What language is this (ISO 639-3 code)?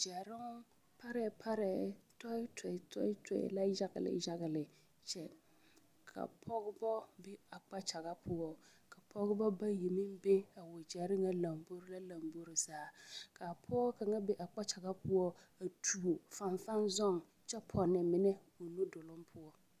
dga